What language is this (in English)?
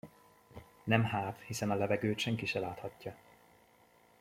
Hungarian